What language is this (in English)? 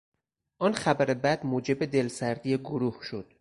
Persian